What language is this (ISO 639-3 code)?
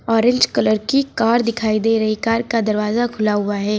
hin